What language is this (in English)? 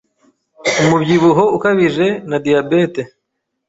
Kinyarwanda